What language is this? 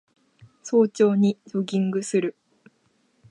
Japanese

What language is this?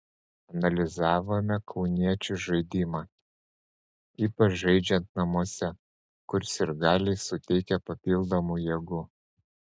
Lithuanian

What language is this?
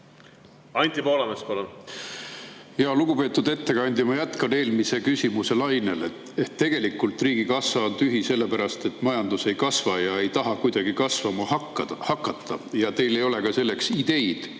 Estonian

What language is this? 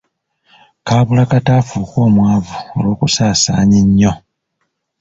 Ganda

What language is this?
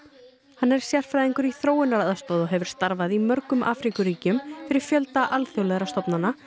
Icelandic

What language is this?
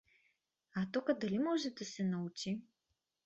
Bulgarian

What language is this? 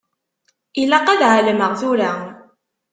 Kabyle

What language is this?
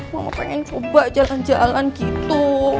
Indonesian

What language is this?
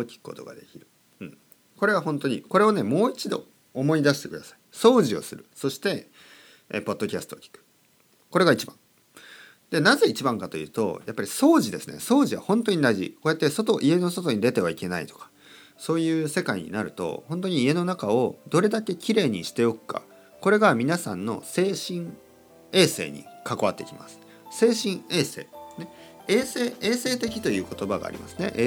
Japanese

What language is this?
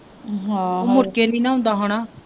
Punjabi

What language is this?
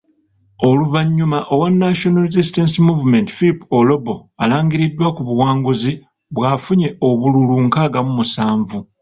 Ganda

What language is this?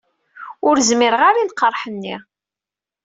Kabyle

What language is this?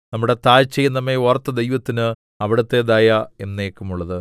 Malayalam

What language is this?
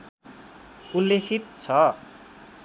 Nepali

